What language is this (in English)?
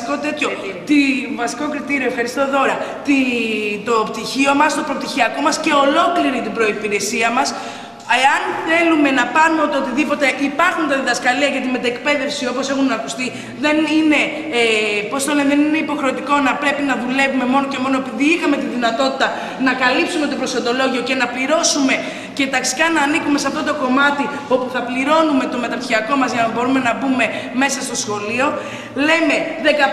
Greek